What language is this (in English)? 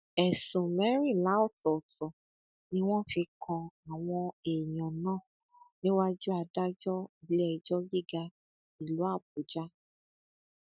Yoruba